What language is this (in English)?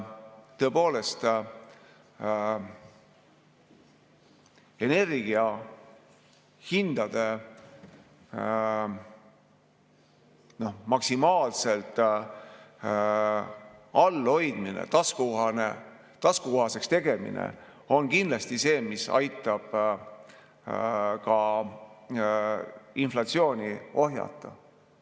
Estonian